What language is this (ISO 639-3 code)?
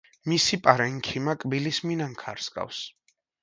kat